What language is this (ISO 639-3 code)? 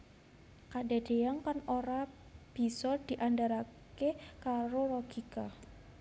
jav